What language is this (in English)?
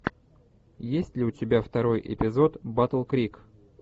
Russian